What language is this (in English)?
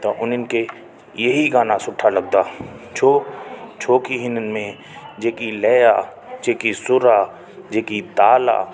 Sindhi